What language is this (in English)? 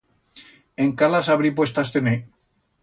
Aragonese